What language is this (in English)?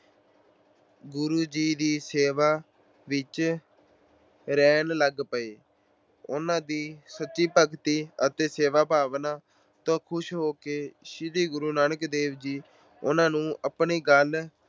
Punjabi